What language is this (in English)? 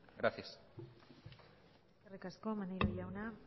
Basque